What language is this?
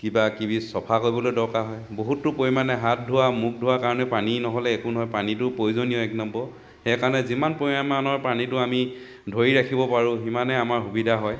Assamese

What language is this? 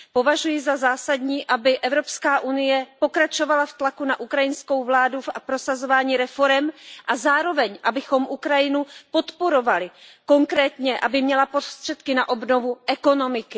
Czech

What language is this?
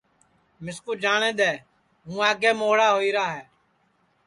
Sansi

